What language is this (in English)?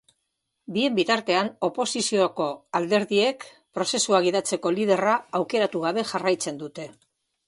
Basque